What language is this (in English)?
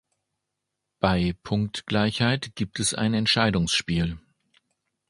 German